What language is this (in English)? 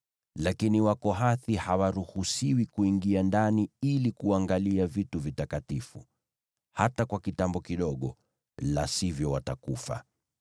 Swahili